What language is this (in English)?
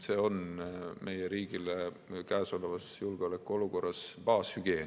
Estonian